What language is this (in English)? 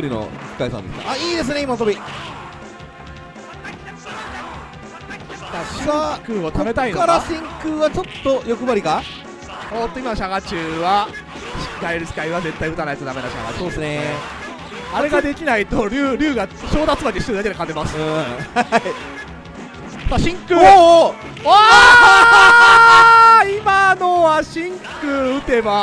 Japanese